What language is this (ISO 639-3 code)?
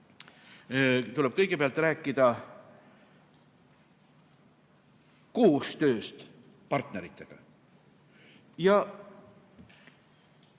est